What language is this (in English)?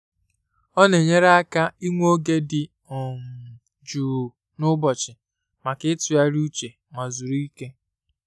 Igbo